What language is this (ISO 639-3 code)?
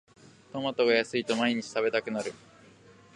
jpn